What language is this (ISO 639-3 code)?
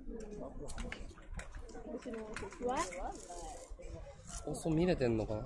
jpn